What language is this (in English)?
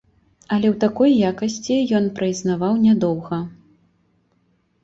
Belarusian